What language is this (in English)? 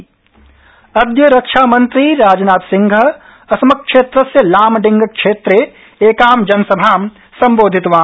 Sanskrit